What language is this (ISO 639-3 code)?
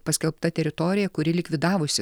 lit